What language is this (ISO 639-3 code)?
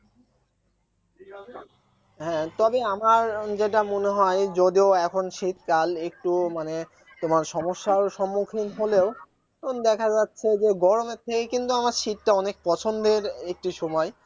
ben